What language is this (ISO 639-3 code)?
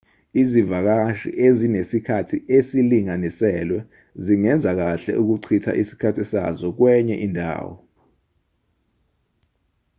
zul